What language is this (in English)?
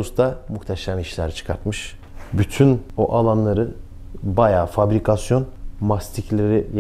Turkish